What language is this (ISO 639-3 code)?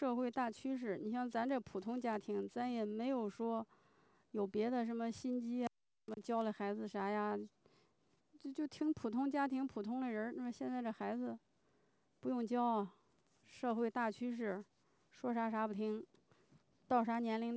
zho